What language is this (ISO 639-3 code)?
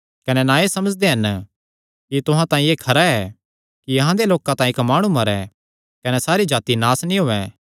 xnr